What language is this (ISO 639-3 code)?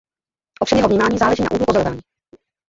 ces